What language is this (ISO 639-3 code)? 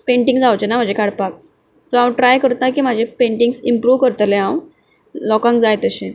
kok